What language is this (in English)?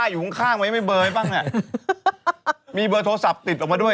Thai